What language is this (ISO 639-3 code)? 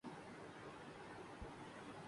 urd